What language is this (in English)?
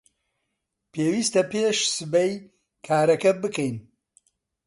Central Kurdish